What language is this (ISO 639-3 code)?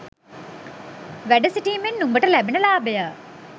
sin